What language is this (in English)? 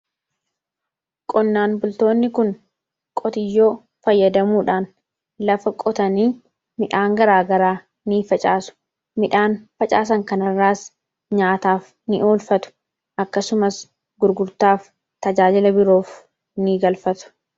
Oromo